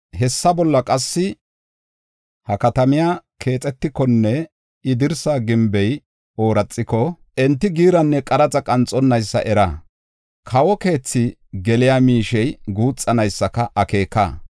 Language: Gofa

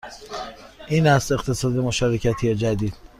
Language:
Persian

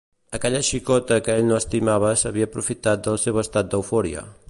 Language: Catalan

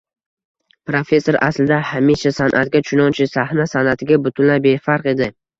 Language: Uzbek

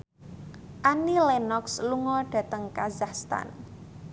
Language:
Javanese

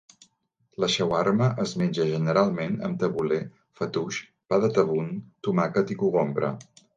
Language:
Catalan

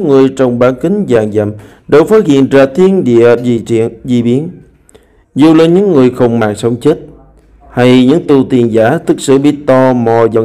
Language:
Vietnamese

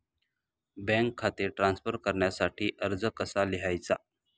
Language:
Marathi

